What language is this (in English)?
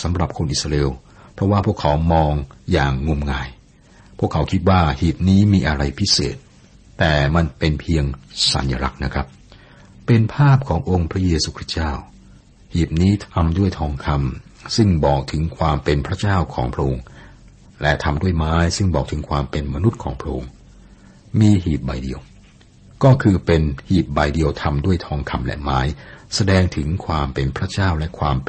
Thai